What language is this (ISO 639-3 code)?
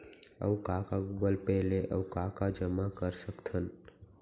hne